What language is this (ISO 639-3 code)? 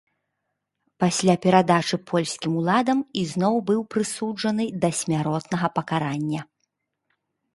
bel